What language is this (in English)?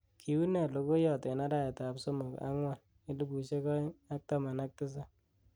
Kalenjin